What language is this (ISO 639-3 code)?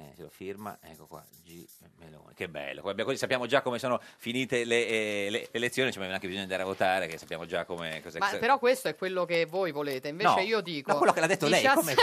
ita